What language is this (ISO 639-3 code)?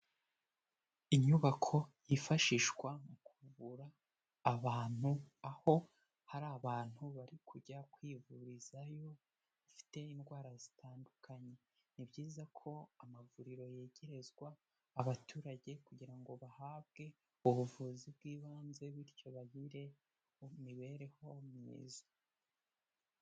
kin